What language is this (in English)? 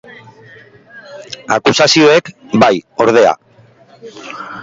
Basque